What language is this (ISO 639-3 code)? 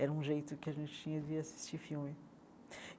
por